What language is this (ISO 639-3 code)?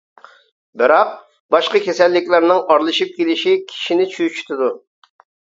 uig